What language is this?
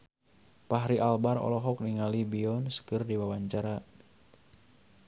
Sundanese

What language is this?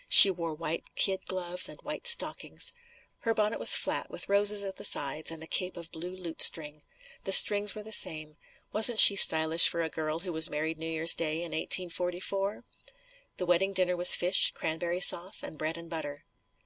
English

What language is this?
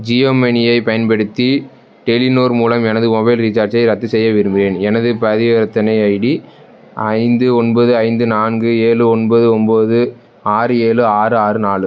Tamil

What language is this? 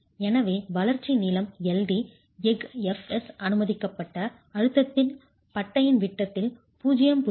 Tamil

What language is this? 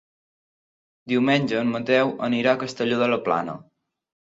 Catalan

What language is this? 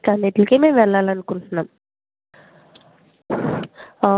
Telugu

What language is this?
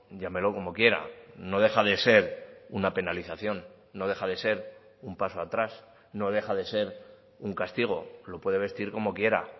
Spanish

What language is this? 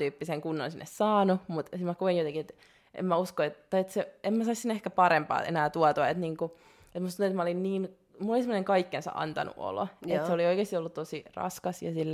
Finnish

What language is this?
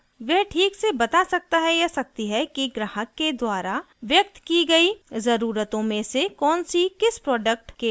Hindi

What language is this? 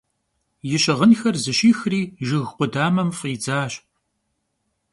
Kabardian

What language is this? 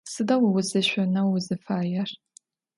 Adyghe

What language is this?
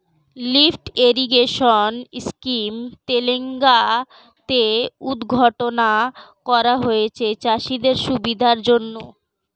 Bangla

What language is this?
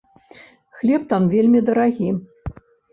Belarusian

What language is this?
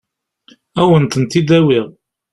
Kabyle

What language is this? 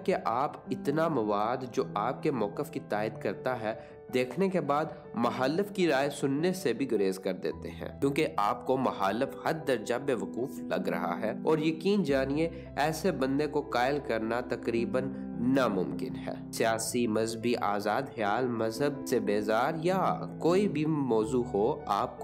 Urdu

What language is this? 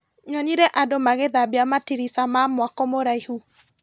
Kikuyu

